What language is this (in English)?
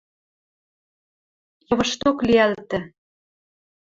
Western Mari